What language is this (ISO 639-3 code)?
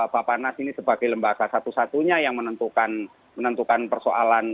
ind